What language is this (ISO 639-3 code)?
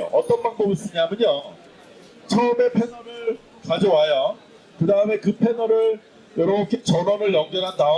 kor